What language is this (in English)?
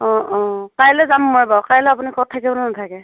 Assamese